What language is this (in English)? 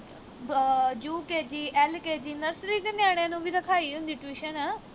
Punjabi